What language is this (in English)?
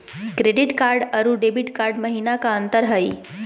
Magahi